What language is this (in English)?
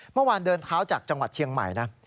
Thai